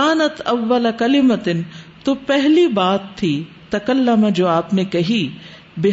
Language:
Urdu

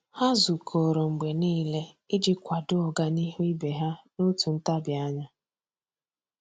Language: Igbo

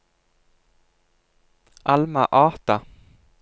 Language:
Norwegian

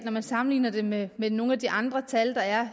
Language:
Danish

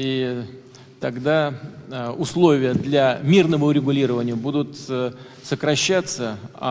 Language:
Russian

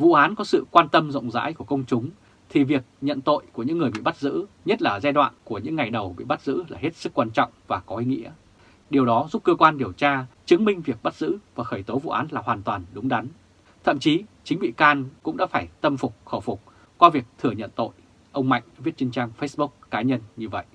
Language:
Vietnamese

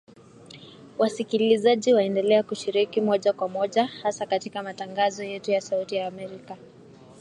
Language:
Swahili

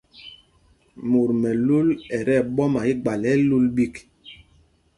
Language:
Mpumpong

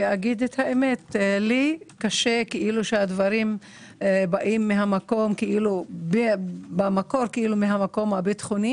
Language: Hebrew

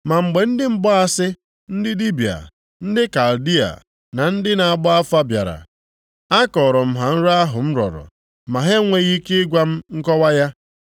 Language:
Igbo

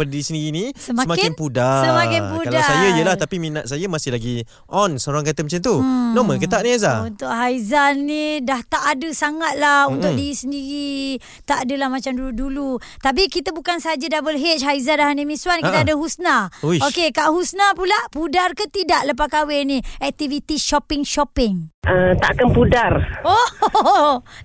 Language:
Malay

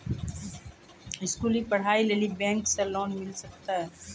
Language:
Maithili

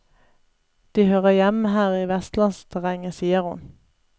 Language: Norwegian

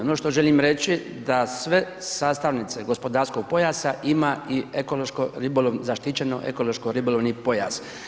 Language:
Croatian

